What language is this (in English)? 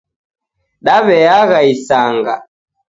Taita